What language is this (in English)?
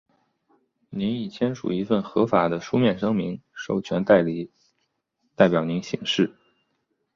Chinese